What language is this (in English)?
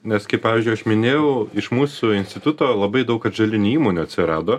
Lithuanian